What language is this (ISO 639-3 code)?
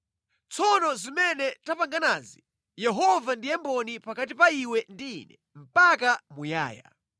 nya